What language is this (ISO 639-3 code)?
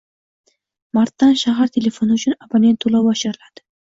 uzb